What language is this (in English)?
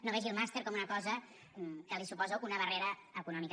Catalan